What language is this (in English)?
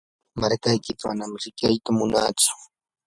Yanahuanca Pasco Quechua